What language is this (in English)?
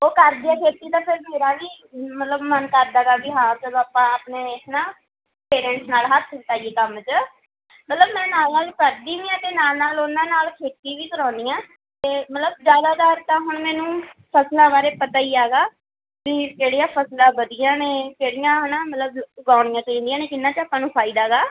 Punjabi